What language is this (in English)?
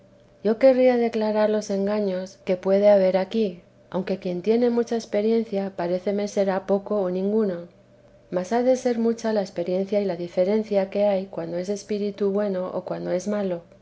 Spanish